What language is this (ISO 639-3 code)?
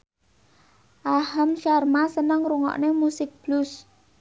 jav